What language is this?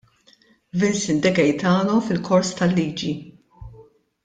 Maltese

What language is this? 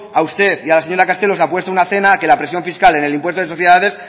Spanish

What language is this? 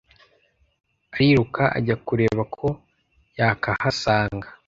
Kinyarwanda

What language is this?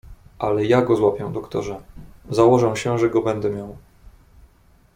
Polish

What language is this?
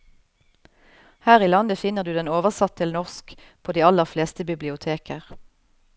Norwegian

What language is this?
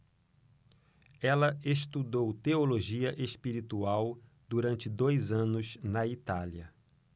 Portuguese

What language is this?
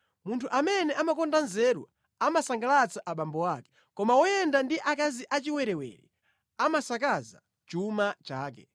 Nyanja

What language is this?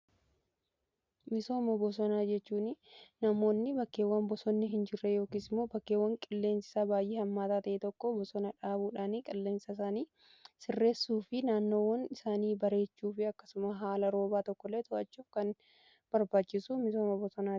Oromo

